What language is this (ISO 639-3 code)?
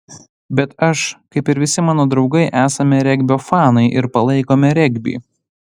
lit